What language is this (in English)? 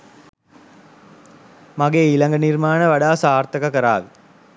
Sinhala